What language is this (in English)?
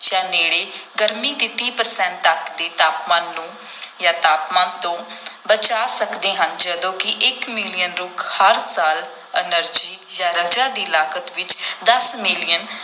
Punjabi